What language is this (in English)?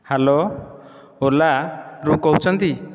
Odia